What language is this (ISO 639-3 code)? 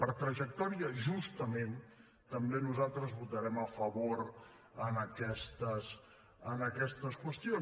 cat